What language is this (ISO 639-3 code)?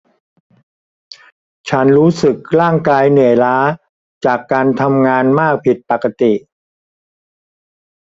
tha